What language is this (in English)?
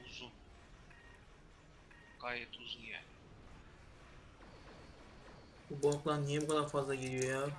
Turkish